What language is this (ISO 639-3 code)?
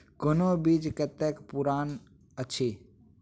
mai